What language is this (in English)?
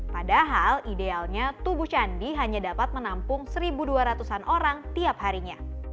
Indonesian